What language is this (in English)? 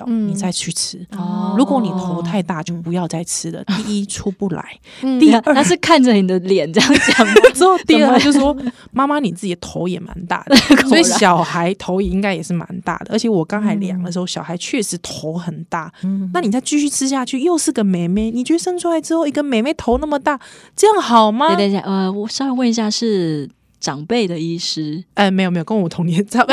Chinese